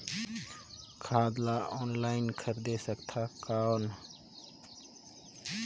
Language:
Chhattisgarhi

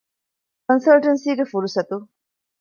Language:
Divehi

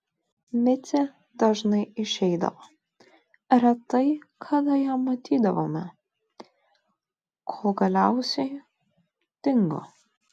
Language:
Lithuanian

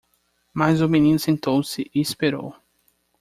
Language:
Portuguese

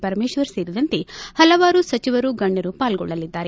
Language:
Kannada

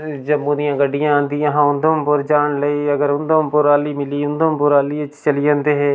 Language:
Dogri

